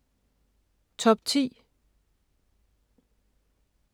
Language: Danish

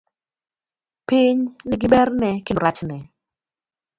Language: Luo (Kenya and Tanzania)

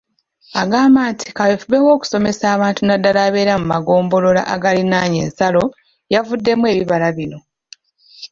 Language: Ganda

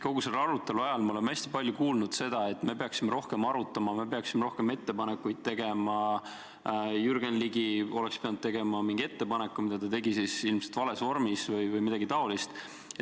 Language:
Estonian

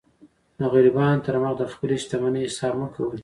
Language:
Pashto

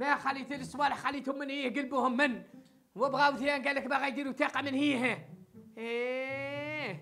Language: Arabic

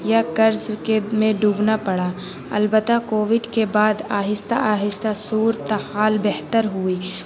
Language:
Urdu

